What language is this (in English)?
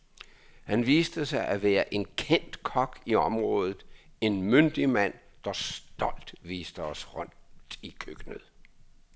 Danish